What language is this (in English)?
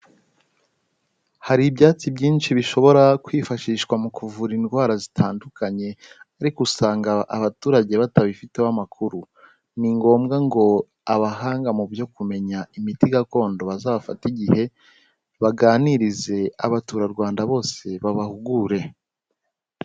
Kinyarwanda